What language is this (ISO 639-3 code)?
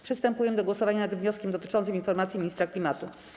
pol